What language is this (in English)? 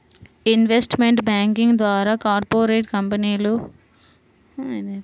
Telugu